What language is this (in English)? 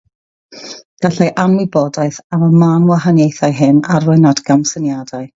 Welsh